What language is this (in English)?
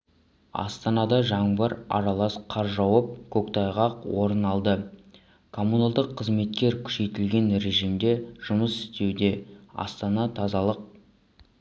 Kazakh